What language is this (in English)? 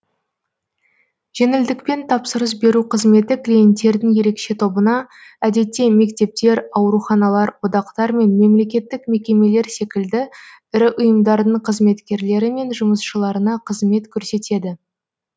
Kazakh